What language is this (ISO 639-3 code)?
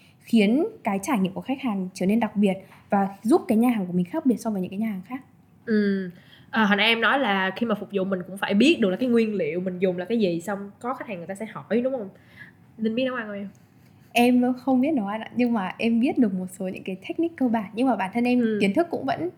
vie